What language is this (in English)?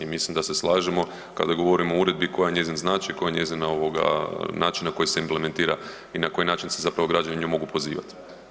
Croatian